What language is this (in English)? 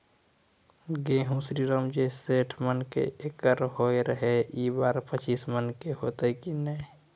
Maithili